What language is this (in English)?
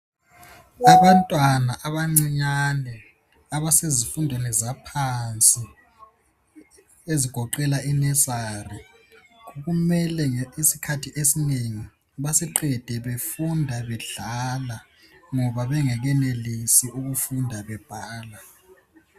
North Ndebele